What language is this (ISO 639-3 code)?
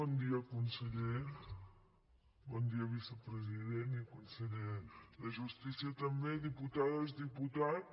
cat